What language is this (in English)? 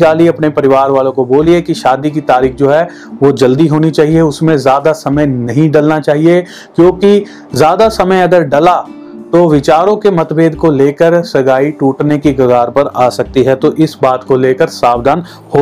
Hindi